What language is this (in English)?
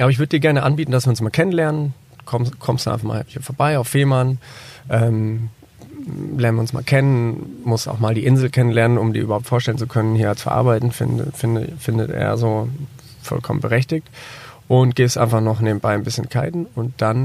German